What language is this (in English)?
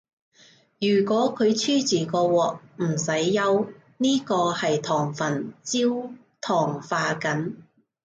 Cantonese